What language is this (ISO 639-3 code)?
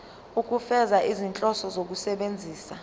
zul